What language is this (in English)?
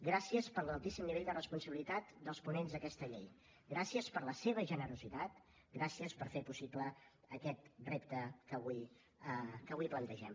Catalan